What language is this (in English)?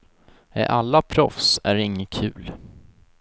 Swedish